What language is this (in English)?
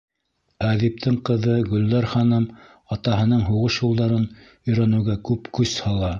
Bashkir